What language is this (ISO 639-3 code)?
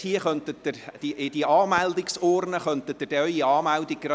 gsw